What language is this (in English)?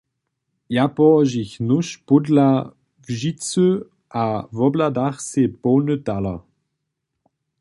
Upper Sorbian